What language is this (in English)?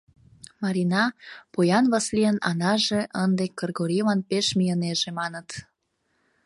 Mari